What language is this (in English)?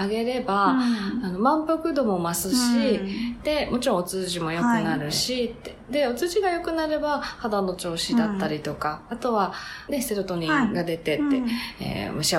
Japanese